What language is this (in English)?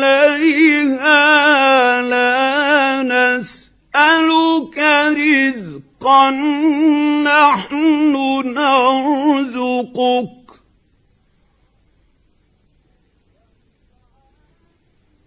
Arabic